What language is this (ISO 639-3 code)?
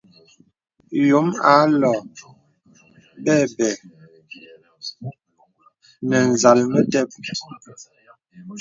beb